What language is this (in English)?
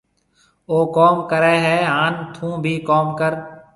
Marwari (Pakistan)